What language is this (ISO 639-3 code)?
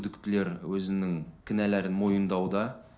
kaz